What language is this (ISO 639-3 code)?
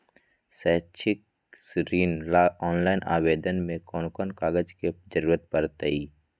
mag